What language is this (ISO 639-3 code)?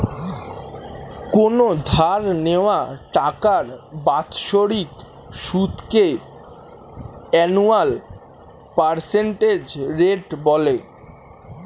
ben